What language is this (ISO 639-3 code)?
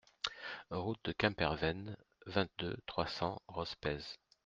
fra